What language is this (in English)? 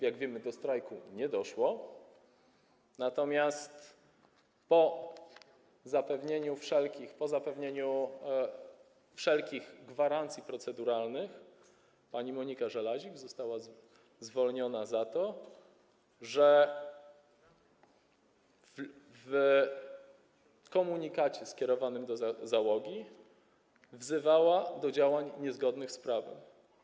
Polish